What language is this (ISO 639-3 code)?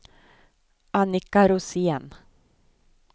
swe